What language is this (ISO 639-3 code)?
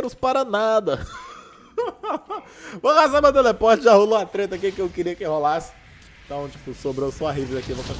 por